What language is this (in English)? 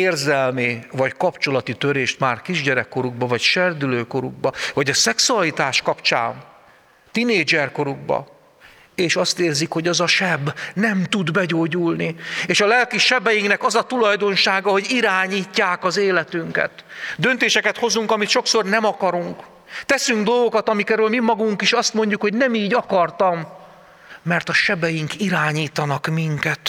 Hungarian